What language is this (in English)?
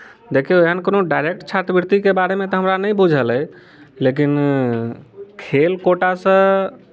Maithili